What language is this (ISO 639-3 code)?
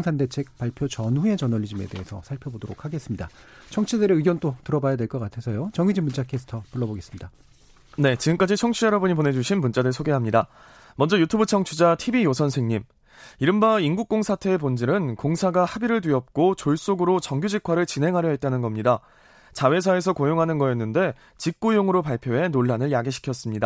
kor